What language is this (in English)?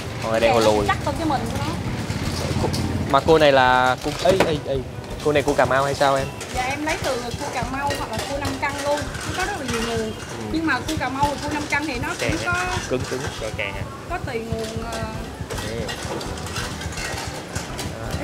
Vietnamese